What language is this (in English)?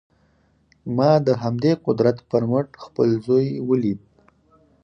Pashto